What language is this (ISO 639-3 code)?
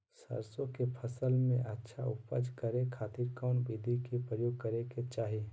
mag